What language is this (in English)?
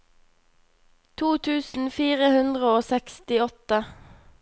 Norwegian